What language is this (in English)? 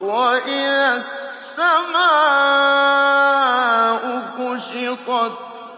Arabic